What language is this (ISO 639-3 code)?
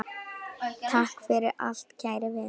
isl